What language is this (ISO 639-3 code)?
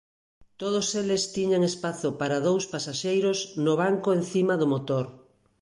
glg